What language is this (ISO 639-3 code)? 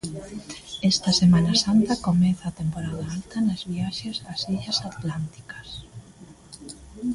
glg